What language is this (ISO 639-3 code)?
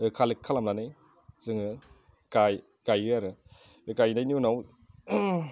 brx